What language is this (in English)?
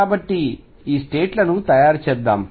Telugu